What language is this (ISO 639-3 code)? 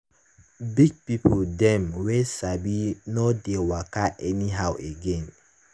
pcm